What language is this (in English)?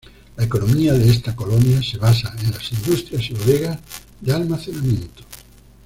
Spanish